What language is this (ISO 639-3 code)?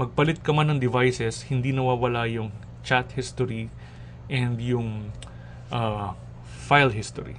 fil